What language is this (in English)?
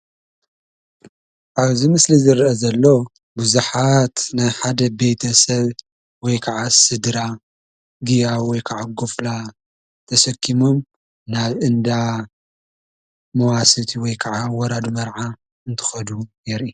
Tigrinya